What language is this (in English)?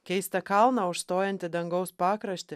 Lithuanian